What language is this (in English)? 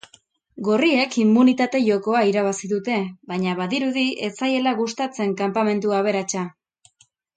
Basque